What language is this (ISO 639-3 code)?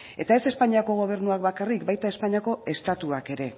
eus